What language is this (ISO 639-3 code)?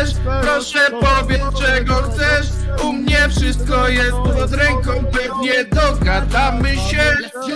pol